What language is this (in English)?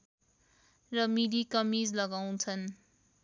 Nepali